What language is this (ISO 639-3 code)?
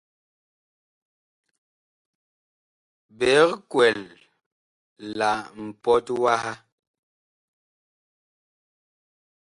bkh